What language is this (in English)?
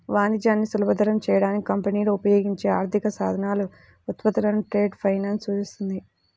Telugu